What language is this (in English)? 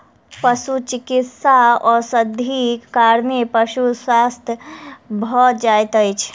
Maithili